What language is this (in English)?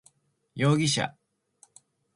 Japanese